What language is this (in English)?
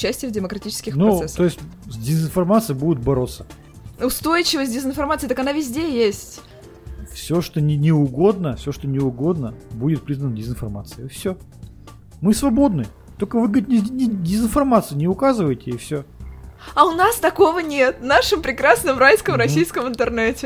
Russian